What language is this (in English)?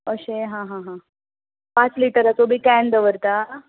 Konkani